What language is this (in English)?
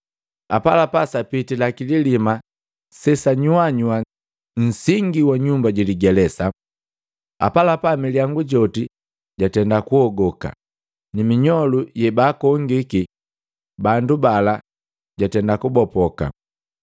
Matengo